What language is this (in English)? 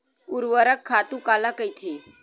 Chhattisgarhi